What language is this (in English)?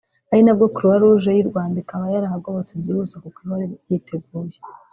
Kinyarwanda